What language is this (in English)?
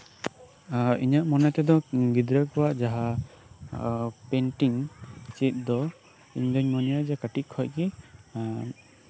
Santali